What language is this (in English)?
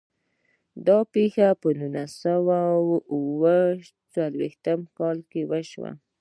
Pashto